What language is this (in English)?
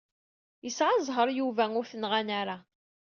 Kabyle